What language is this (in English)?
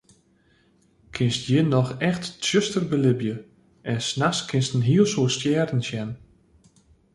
Western Frisian